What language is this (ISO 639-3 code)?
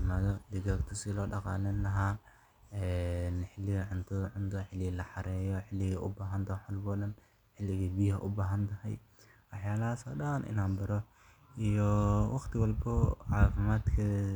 som